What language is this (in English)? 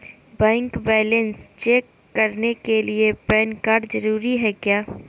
Magahi